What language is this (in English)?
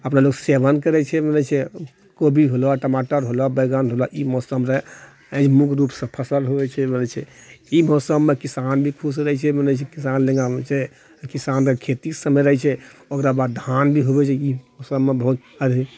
Maithili